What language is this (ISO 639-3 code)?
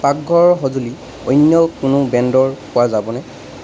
asm